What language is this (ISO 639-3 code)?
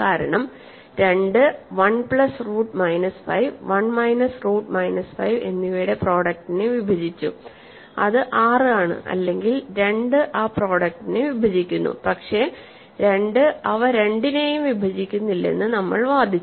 mal